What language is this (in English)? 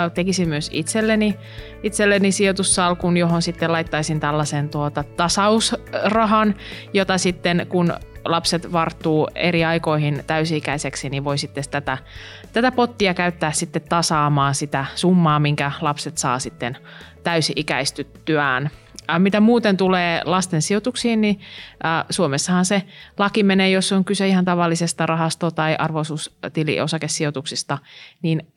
Finnish